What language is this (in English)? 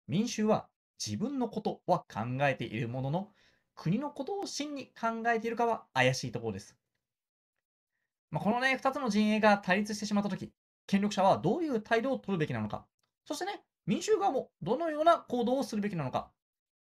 Japanese